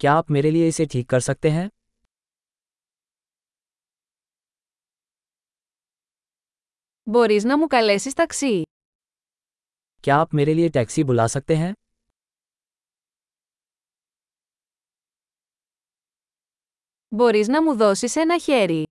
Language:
Greek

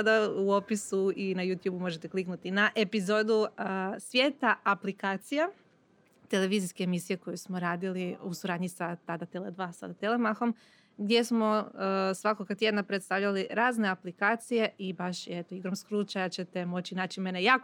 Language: Croatian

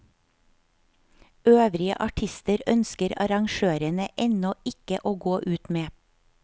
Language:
Norwegian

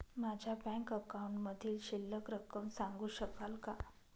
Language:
Marathi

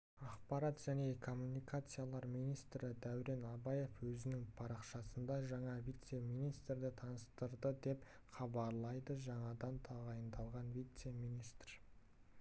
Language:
Kazakh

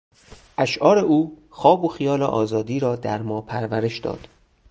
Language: Persian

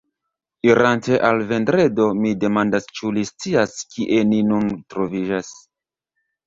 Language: Esperanto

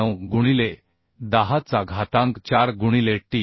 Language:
Marathi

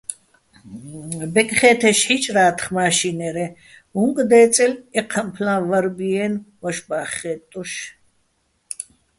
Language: Bats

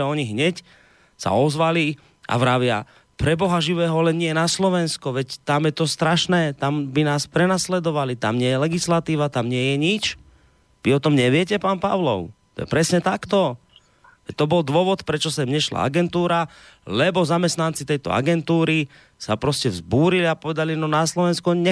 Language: Slovak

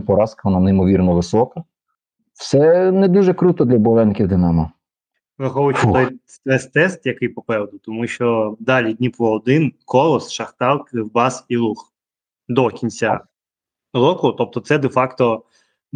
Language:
Ukrainian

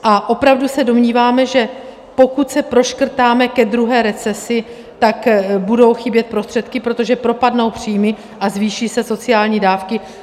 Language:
Czech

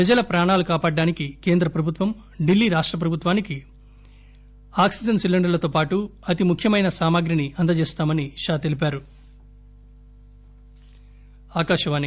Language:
Telugu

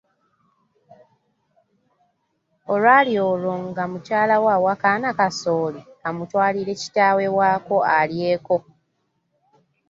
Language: Ganda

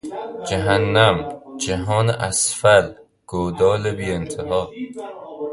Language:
Persian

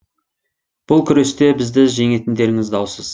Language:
Kazakh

